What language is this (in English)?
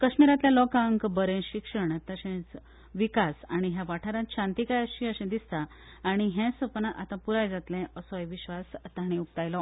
Konkani